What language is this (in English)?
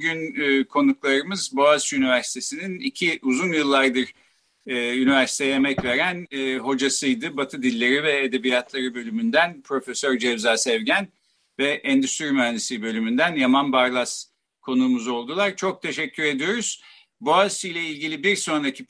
Turkish